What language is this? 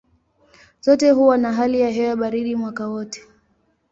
Swahili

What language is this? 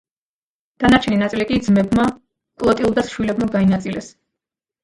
Georgian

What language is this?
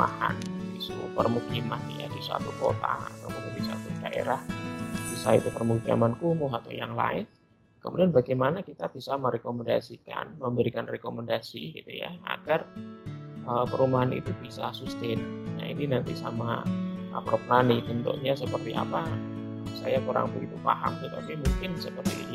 Indonesian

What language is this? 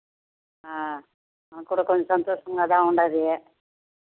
Telugu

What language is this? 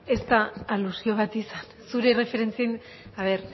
Basque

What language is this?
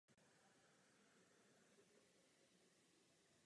Czech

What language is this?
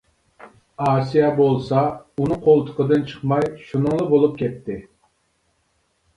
Uyghur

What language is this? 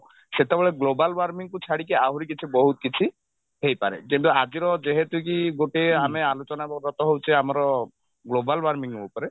Odia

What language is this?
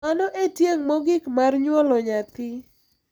Luo (Kenya and Tanzania)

